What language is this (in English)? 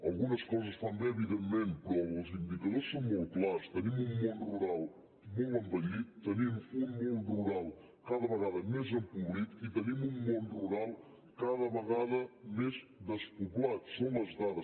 Catalan